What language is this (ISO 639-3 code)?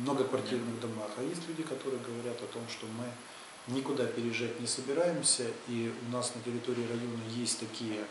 rus